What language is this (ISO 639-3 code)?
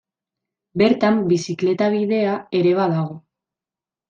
eus